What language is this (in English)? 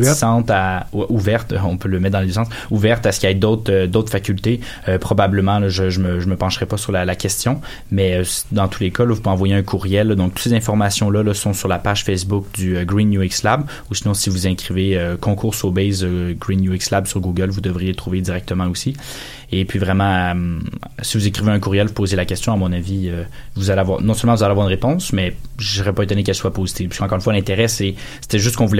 French